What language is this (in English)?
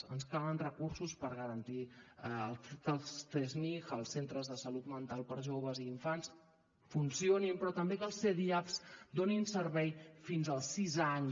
Catalan